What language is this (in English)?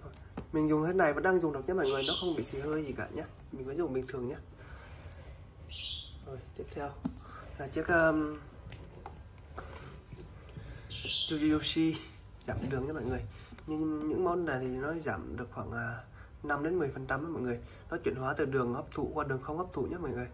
Vietnamese